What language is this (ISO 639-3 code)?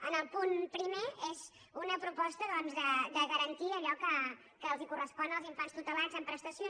cat